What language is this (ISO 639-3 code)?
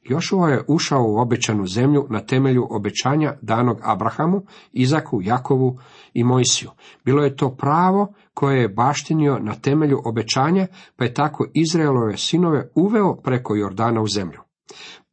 hrv